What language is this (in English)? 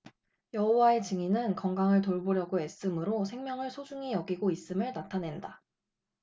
Korean